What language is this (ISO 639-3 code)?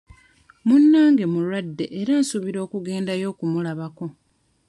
lug